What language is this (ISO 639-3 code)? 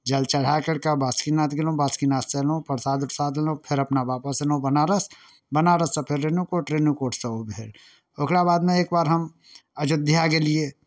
mai